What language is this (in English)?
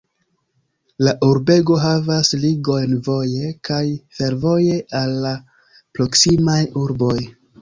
Esperanto